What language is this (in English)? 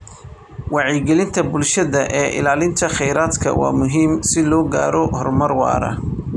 Somali